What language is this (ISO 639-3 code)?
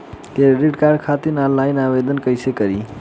bho